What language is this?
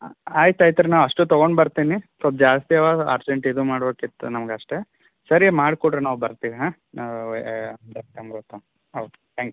Kannada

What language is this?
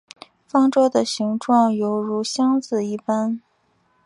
Chinese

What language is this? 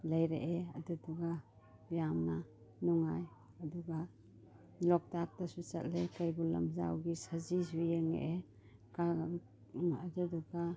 Manipuri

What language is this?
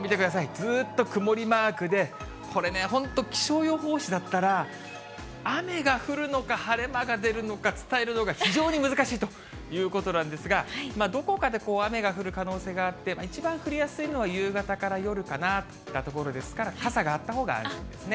Japanese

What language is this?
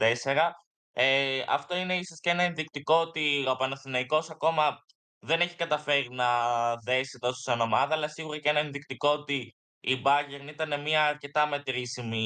Greek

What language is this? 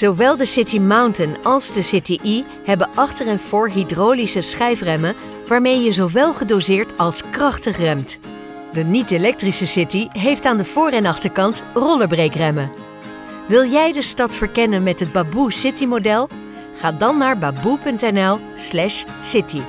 Dutch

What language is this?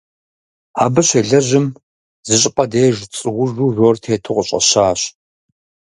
Kabardian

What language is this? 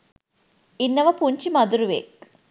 Sinhala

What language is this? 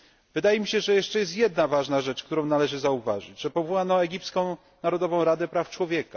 Polish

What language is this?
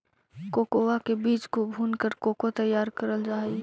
Magahi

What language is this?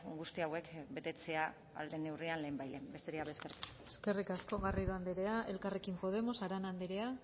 Basque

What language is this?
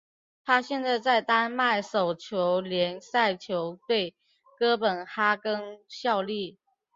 Chinese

